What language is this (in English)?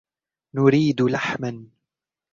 Arabic